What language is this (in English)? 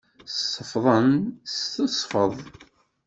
Kabyle